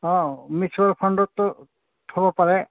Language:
Assamese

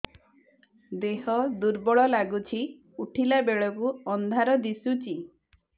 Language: Odia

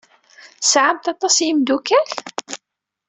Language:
Kabyle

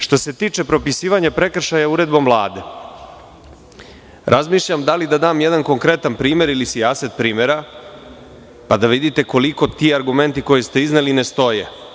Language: Serbian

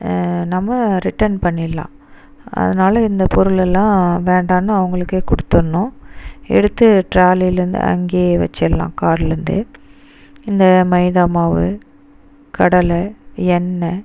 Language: Tamil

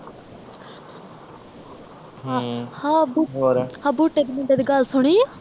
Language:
Punjabi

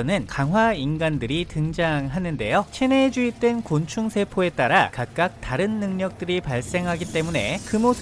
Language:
Korean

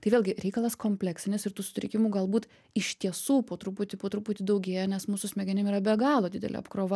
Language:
Lithuanian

